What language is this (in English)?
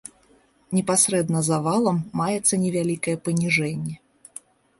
Belarusian